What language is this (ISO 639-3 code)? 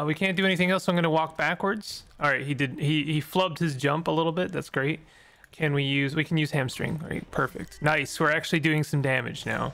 eng